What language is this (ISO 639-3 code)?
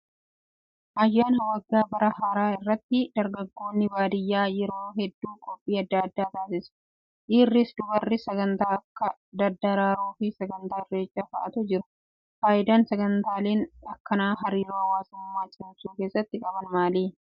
orm